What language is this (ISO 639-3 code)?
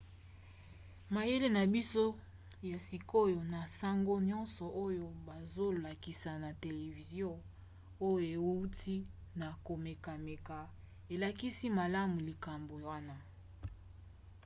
lin